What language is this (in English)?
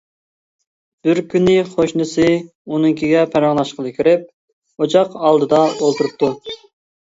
Uyghur